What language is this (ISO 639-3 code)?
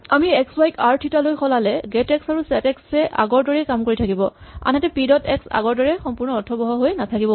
asm